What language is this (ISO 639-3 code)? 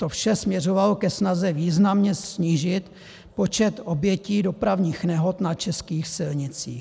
ces